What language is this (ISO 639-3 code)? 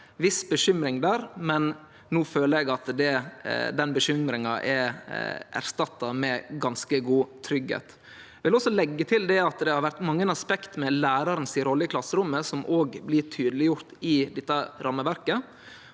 nor